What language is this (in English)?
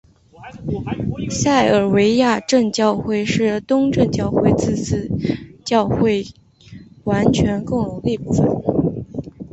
Chinese